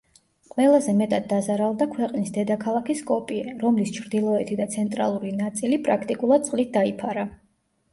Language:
Georgian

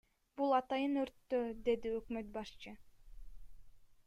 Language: Kyrgyz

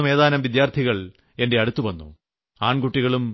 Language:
Malayalam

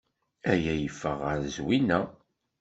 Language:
Kabyle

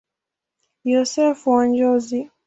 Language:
Swahili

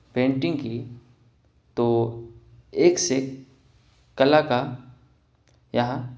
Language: Urdu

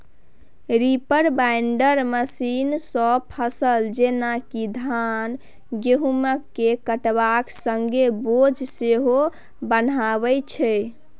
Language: Maithili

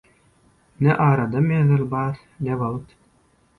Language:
Turkmen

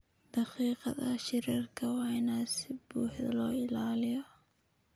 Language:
Somali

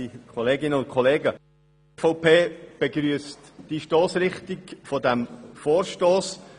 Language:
Swiss German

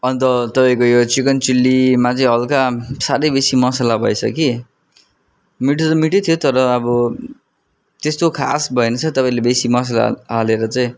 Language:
Nepali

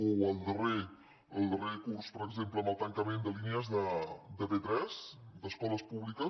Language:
Catalan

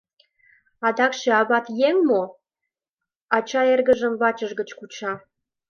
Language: Mari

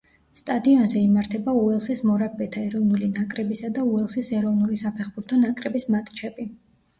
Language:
Georgian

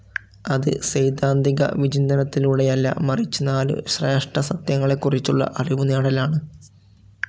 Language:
Malayalam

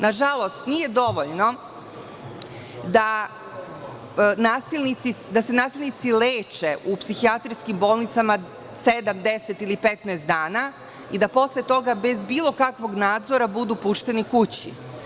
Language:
Serbian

